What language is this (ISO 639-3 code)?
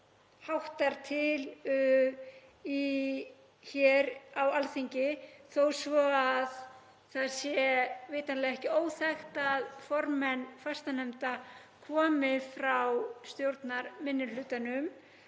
isl